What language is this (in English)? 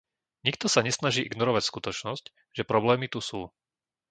Slovak